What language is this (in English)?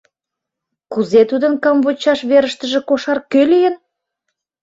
Mari